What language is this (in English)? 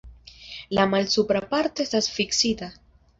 Esperanto